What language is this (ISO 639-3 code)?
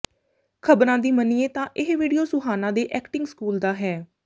pan